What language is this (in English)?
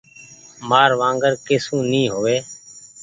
Goaria